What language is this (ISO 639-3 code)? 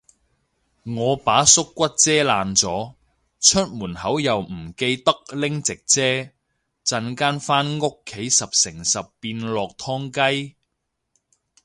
yue